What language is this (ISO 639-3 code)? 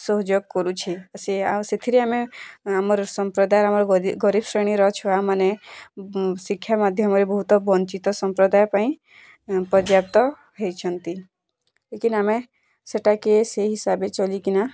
ori